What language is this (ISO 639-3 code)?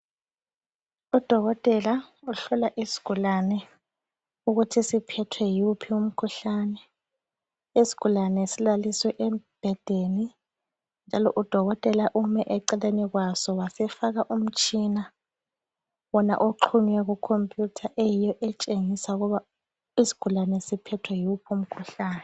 nde